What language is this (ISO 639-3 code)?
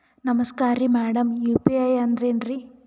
kan